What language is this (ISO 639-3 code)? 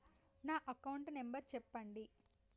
tel